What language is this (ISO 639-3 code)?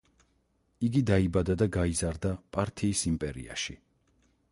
kat